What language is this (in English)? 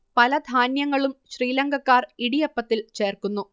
Malayalam